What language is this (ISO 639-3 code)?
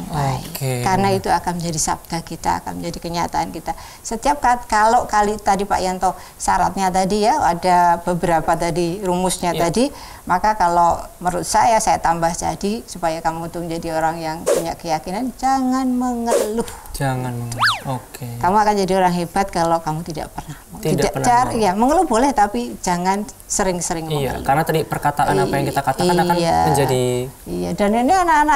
ind